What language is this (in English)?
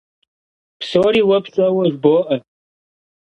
Kabardian